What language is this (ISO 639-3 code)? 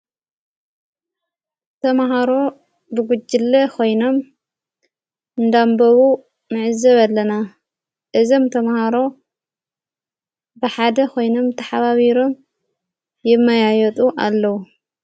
tir